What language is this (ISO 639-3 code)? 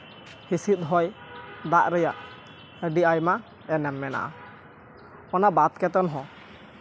sat